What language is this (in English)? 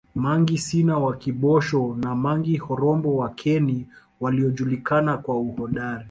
Swahili